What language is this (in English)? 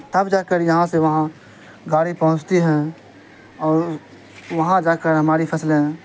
Urdu